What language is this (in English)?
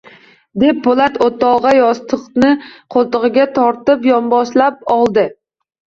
Uzbek